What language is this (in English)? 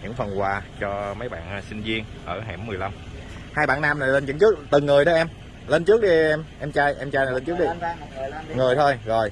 Vietnamese